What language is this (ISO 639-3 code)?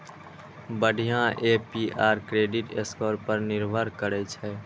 mai